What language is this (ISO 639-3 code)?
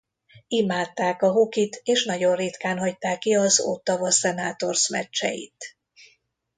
hun